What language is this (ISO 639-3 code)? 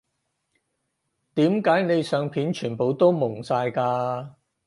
yue